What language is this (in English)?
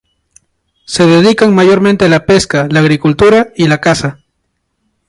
Spanish